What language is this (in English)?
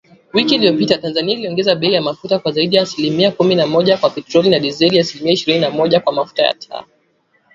Swahili